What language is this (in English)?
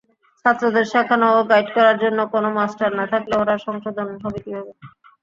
Bangla